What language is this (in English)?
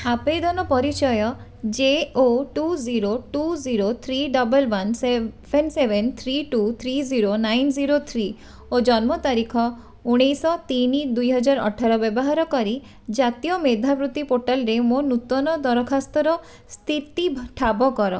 Odia